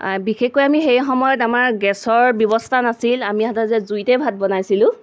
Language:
Assamese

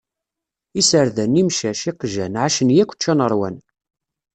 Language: Kabyle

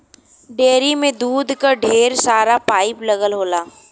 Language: Bhojpuri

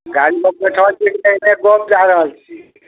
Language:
Maithili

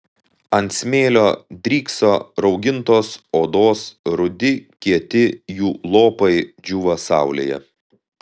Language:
Lithuanian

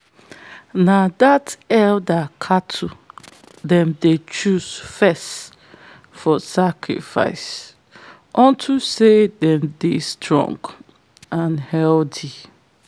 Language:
Nigerian Pidgin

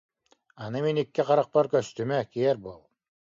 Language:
Yakut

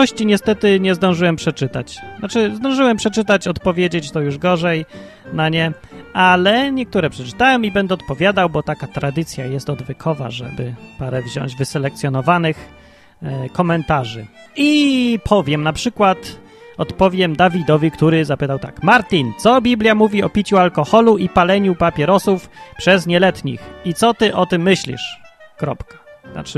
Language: Polish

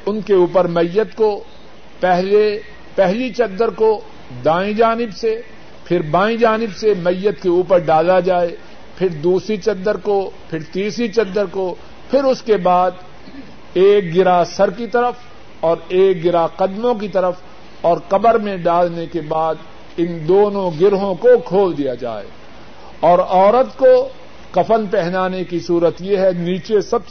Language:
Urdu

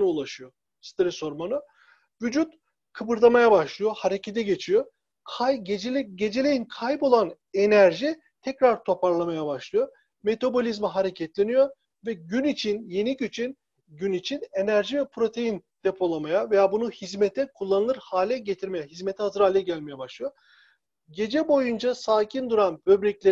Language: Turkish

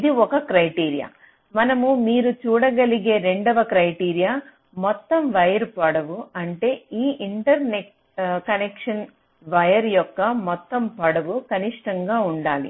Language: Telugu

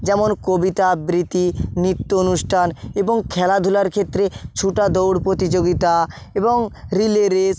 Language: Bangla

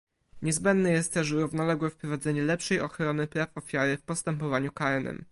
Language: Polish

